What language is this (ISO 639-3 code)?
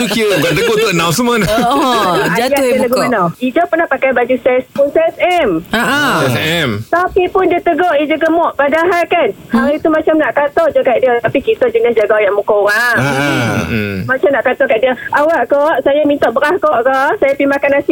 msa